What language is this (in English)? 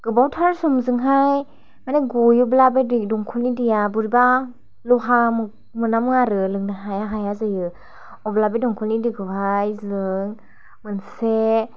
Bodo